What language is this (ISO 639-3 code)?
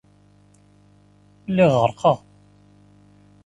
kab